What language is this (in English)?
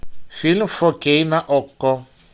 Russian